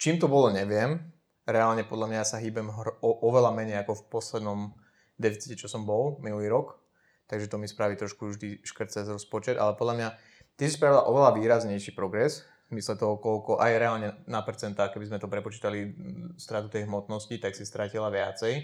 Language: Slovak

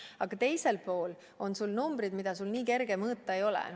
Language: Estonian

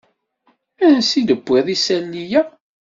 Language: Kabyle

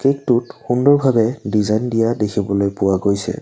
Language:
Assamese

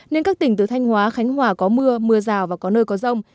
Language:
Vietnamese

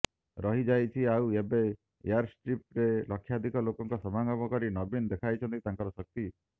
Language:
Odia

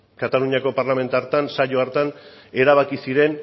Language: Basque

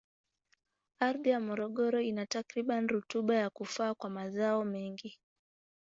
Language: Swahili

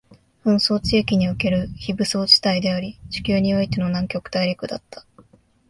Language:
Japanese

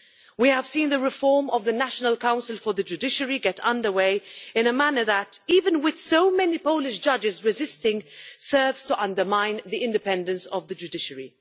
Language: English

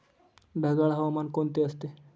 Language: Marathi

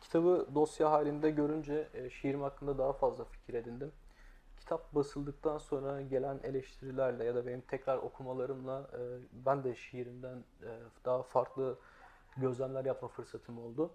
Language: Turkish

